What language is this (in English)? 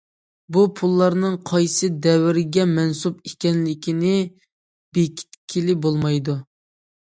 Uyghur